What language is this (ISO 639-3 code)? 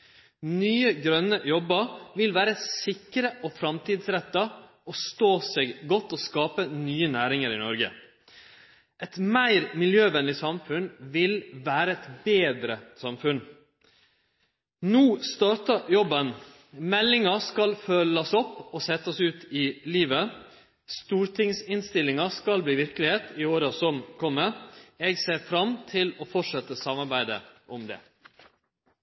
nor